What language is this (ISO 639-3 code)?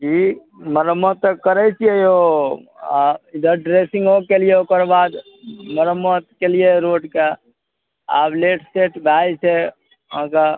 mai